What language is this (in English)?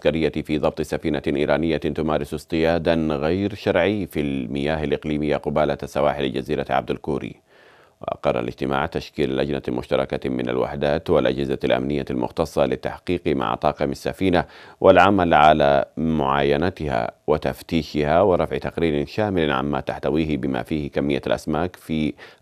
Arabic